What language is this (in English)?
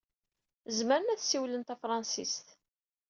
Kabyle